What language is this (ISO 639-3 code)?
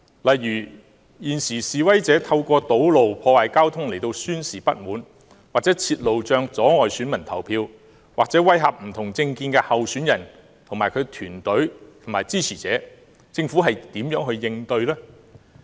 yue